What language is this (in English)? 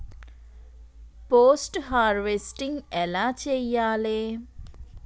Telugu